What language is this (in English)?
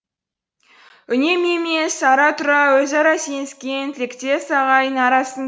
Kazakh